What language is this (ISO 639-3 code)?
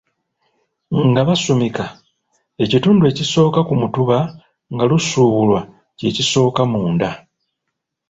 lug